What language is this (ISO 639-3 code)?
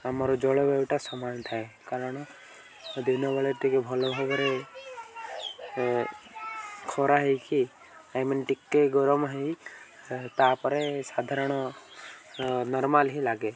ori